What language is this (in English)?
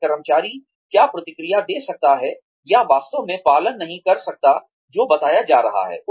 Hindi